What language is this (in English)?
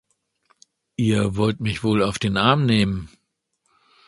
German